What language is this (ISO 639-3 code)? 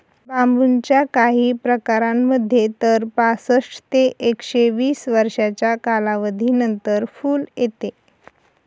mar